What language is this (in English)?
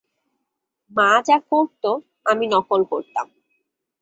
Bangla